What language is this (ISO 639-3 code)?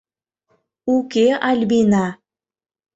chm